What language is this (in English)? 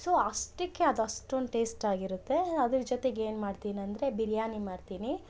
Kannada